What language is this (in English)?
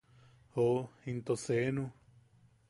Yaqui